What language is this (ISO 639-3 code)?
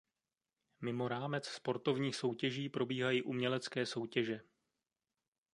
ces